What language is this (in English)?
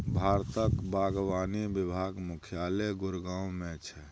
Maithili